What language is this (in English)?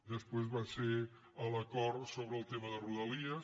Catalan